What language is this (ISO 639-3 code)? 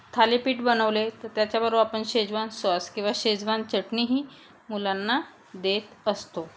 mar